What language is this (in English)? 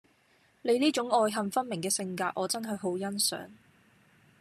Cantonese